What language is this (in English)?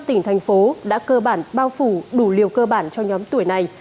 Vietnamese